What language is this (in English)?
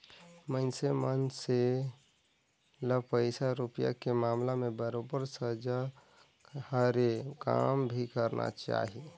Chhattisgarhi